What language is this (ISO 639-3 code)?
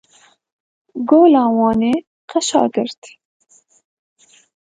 kur